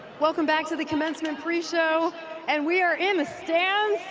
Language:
English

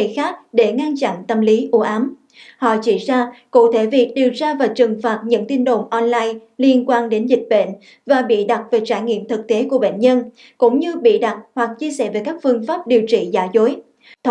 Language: Vietnamese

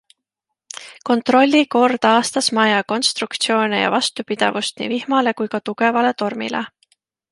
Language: Estonian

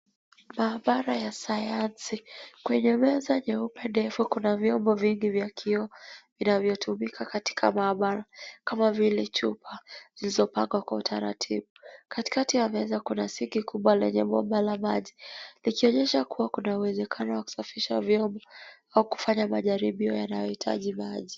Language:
Swahili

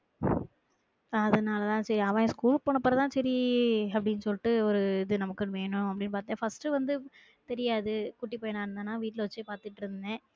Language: Tamil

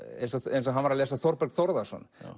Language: Icelandic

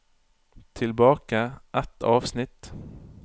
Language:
Norwegian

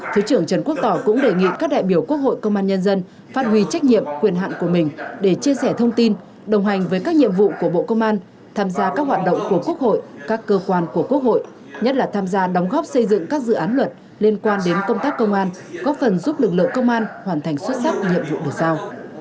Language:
Vietnamese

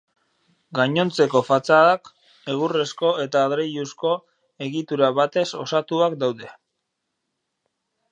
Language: Basque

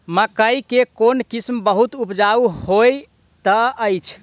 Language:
Maithili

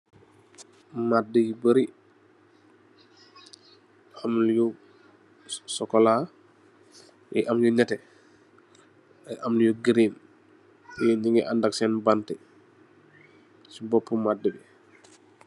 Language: Wolof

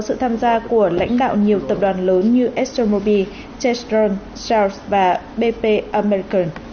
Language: Vietnamese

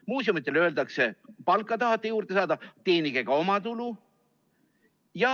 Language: Estonian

